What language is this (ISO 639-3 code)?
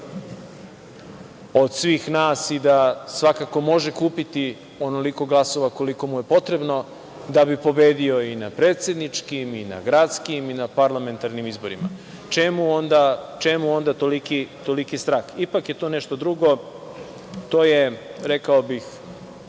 srp